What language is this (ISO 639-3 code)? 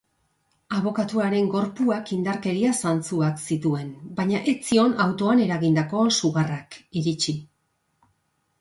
eus